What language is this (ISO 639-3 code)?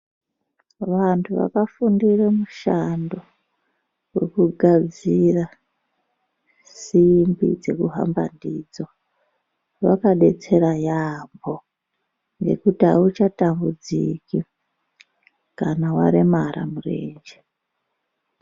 ndc